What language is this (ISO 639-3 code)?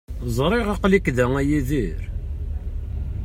kab